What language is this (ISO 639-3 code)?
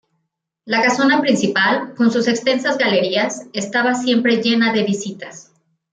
spa